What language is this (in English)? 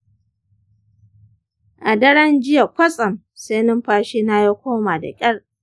Hausa